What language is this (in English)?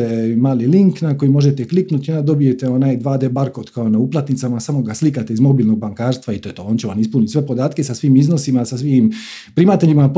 Croatian